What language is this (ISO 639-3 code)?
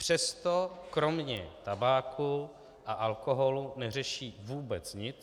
ces